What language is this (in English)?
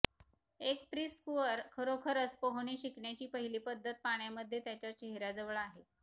Marathi